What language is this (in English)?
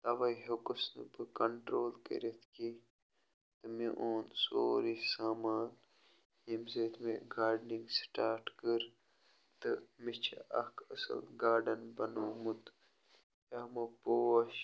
Kashmiri